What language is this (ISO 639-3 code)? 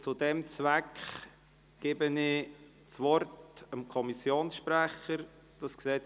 gsw